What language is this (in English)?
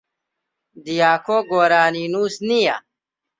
Central Kurdish